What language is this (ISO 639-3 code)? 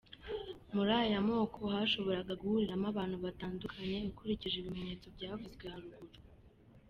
kin